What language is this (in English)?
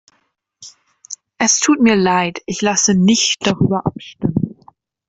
German